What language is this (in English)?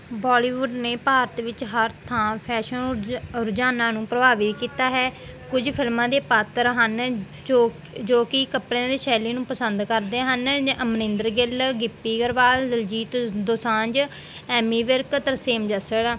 Punjabi